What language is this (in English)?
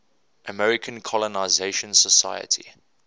English